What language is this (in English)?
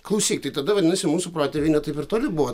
Lithuanian